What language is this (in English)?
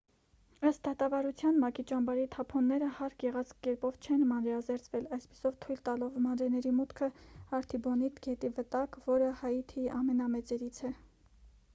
Armenian